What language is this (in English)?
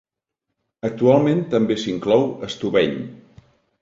Catalan